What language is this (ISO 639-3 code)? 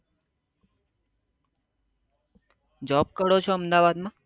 guj